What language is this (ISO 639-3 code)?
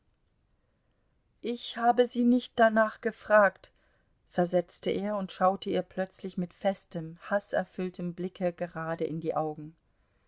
deu